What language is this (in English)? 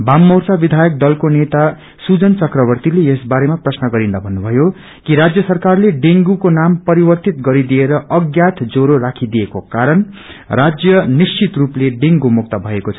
Nepali